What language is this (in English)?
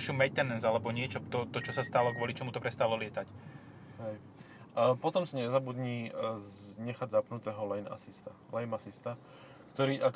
Slovak